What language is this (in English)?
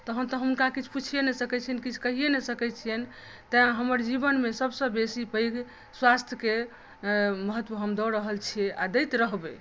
Maithili